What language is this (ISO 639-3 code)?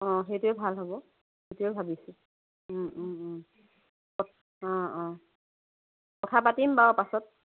asm